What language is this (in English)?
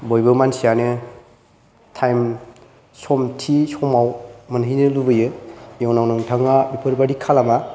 Bodo